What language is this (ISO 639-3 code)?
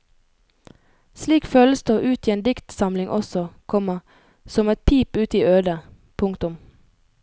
nor